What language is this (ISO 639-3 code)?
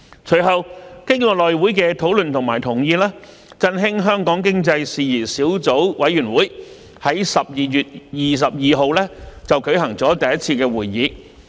yue